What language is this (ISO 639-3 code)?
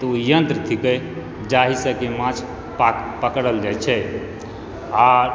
mai